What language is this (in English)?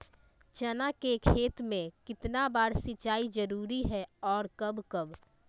Magahi